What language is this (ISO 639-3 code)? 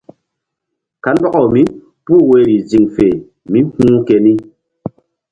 mdd